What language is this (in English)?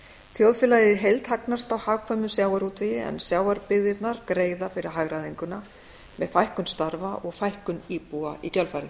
Icelandic